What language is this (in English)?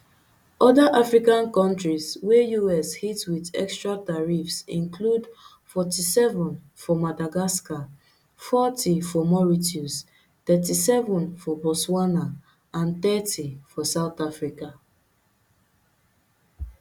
Nigerian Pidgin